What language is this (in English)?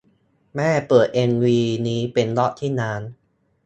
Thai